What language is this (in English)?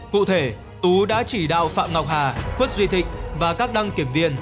Vietnamese